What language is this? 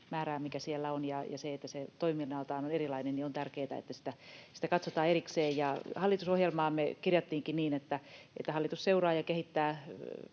Finnish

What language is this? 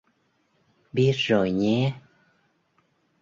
Vietnamese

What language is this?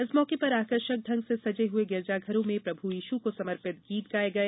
Hindi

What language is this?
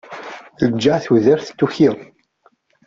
Kabyle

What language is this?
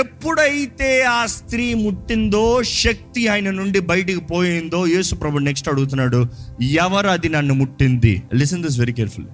Telugu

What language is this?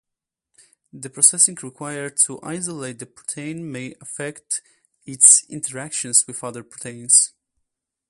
English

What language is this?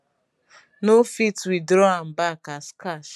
Nigerian Pidgin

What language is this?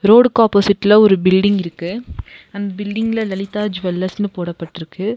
Tamil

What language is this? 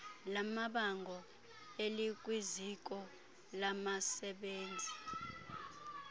Xhosa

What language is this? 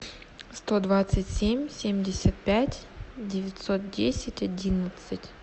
Russian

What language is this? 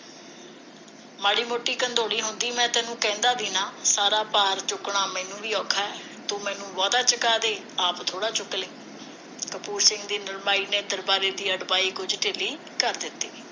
Punjabi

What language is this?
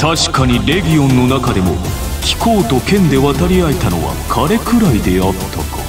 Japanese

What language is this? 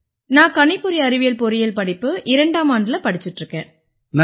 Tamil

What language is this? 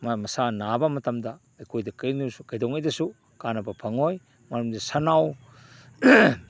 Manipuri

